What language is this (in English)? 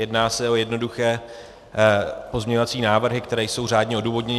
Czech